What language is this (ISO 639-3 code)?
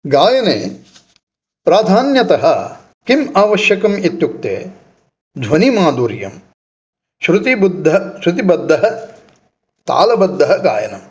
san